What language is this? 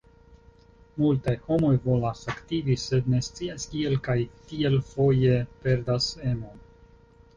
Esperanto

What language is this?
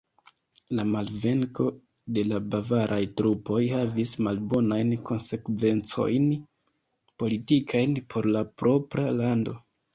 Esperanto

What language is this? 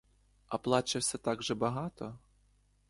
Ukrainian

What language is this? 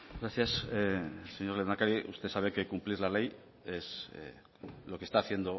Spanish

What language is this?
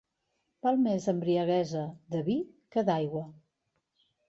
Catalan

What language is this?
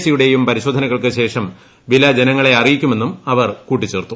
Malayalam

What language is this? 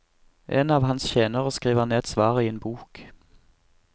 Norwegian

